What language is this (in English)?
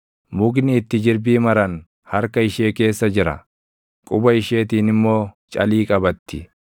Oromo